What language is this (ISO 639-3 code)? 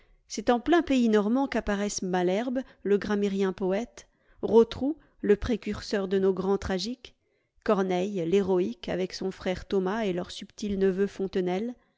fra